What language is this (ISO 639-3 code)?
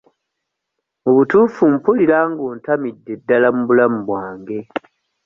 lug